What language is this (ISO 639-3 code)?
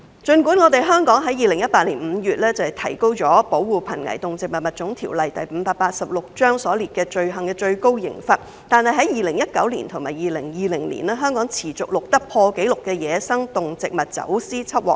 yue